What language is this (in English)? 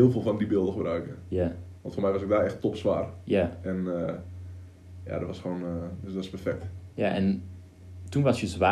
Dutch